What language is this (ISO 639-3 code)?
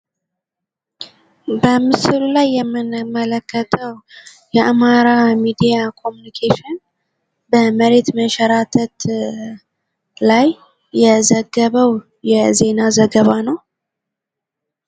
amh